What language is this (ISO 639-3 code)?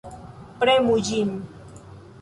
epo